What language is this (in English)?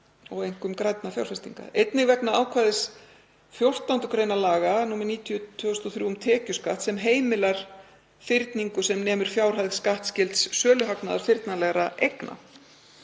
Icelandic